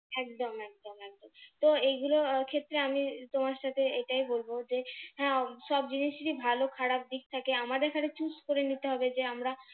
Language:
Bangla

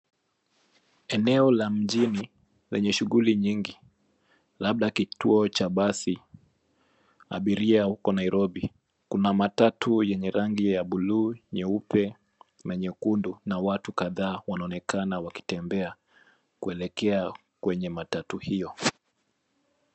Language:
Swahili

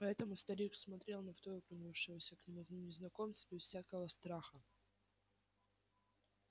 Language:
Russian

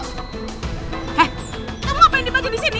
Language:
Indonesian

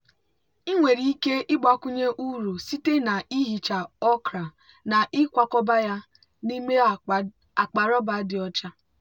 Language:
Igbo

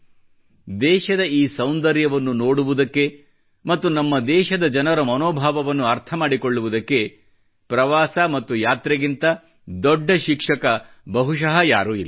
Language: Kannada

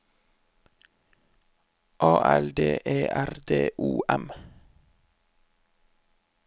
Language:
Norwegian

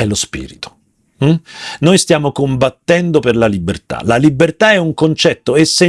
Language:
Italian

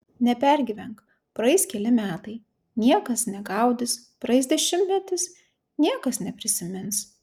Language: Lithuanian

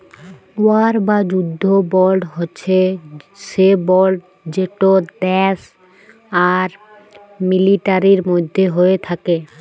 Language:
Bangla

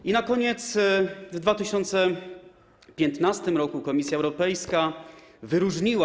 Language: Polish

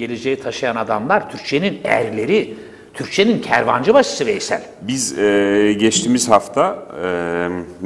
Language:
Turkish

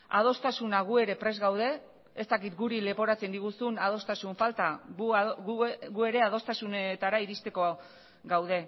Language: Basque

